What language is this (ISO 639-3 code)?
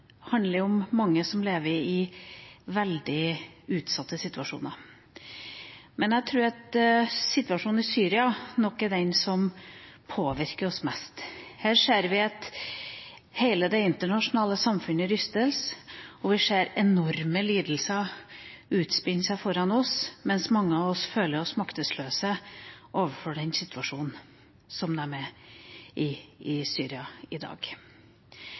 nob